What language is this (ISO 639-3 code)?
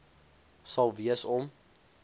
afr